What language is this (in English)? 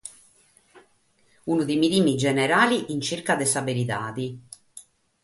Sardinian